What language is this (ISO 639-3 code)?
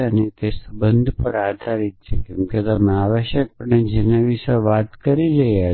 guj